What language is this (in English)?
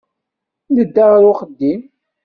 Kabyle